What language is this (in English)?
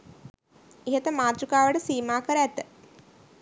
Sinhala